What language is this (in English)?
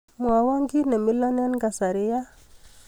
Kalenjin